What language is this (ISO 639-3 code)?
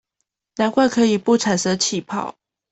zho